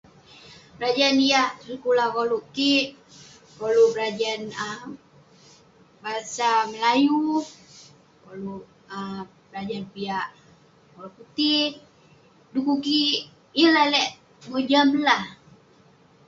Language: Western Penan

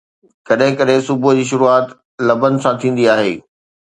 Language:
Sindhi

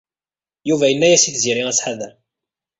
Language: Kabyle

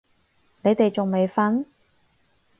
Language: Cantonese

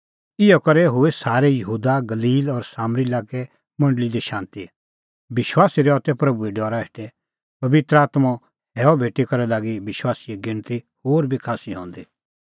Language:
Kullu Pahari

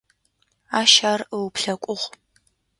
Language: Adyghe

